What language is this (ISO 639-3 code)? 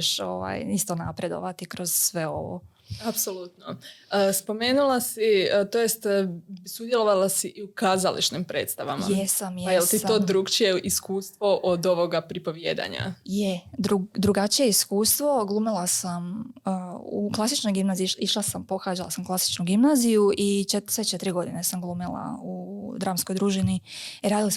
hrv